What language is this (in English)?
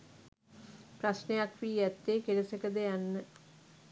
Sinhala